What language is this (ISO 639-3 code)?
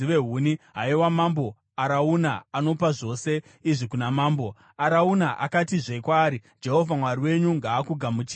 sna